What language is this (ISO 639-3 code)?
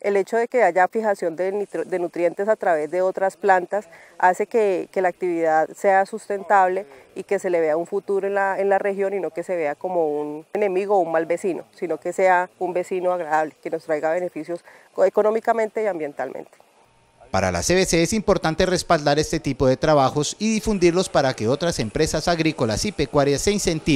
spa